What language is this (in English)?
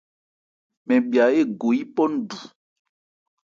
Ebrié